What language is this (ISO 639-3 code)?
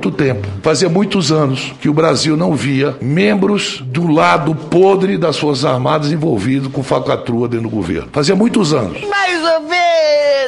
por